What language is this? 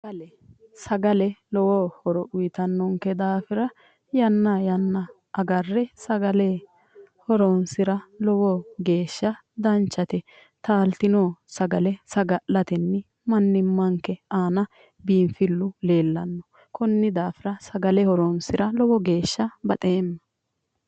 Sidamo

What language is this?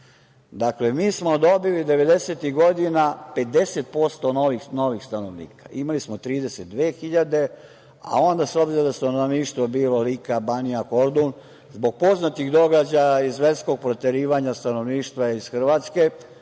Serbian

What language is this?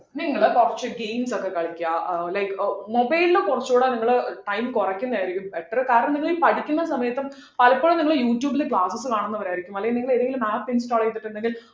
Malayalam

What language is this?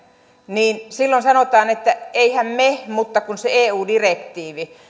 Finnish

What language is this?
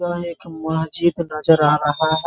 Hindi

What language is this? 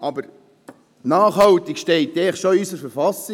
Swiss German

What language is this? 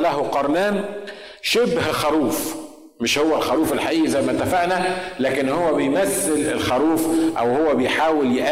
Arabic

